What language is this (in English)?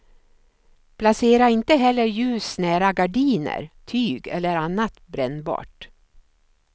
Swedish